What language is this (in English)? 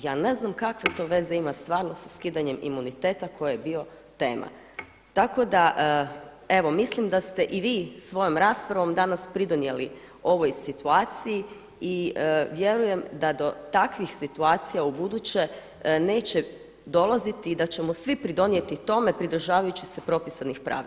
Croatian